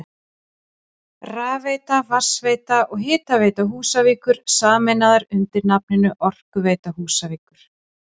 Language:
Icelandic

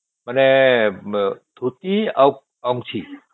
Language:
Odia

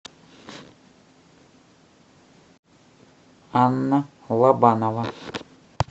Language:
Russian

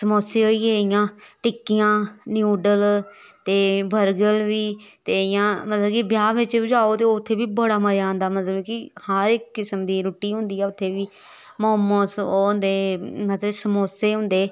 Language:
Dogri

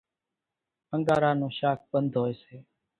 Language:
Kachi Koli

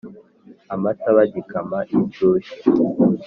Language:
Kinyarwanda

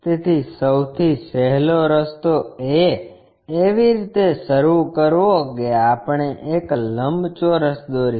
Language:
Gujarati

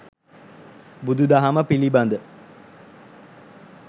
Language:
Sinhala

